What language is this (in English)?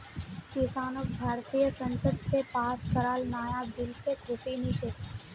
Magahi